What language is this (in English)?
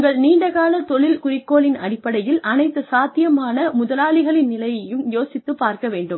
Tamil